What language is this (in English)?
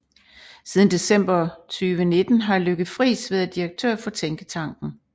Danish